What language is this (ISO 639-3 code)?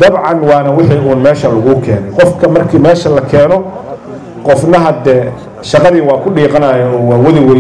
ara